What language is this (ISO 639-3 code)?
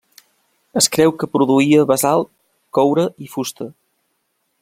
cat